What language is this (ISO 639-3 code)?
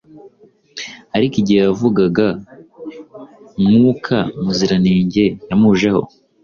kin